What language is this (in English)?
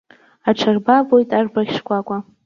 Abkhazian